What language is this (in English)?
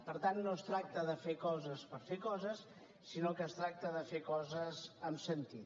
Catalan